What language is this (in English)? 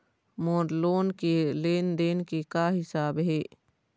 Chhattisgarhi